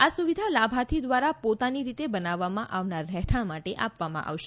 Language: Gujarati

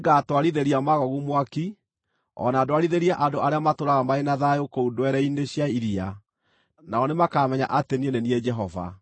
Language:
Kikuyu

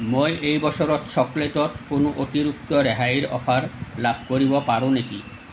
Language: Assamese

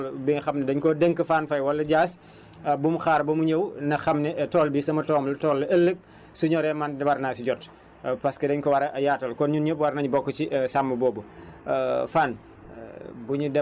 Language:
Wolof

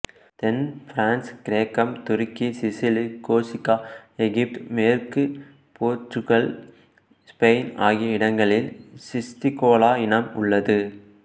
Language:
Tamil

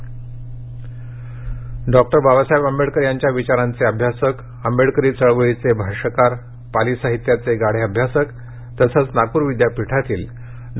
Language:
Marathi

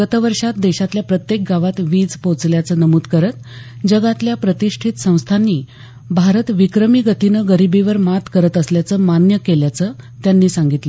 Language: Marathi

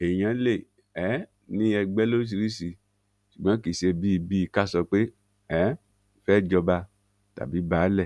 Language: Yoruba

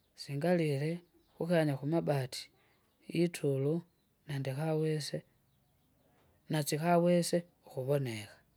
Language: Kinga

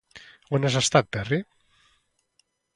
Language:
Catalan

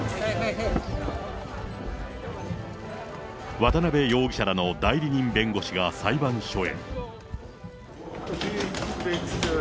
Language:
Japanese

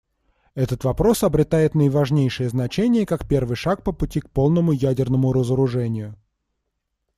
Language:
Russian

